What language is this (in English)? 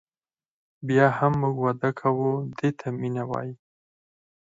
Pashto